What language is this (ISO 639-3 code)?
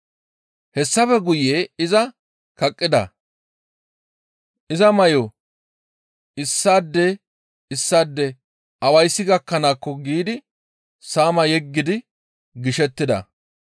gmv